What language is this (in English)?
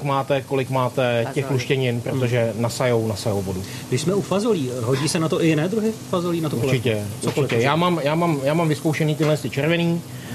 Czech